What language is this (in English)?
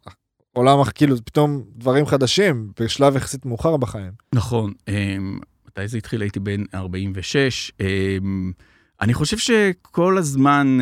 Hebrew